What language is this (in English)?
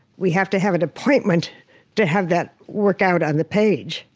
English